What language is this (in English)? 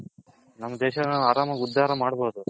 Kannada